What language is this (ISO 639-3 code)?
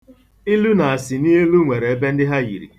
ibo